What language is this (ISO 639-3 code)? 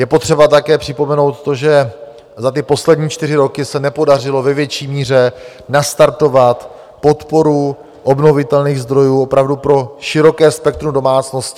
ces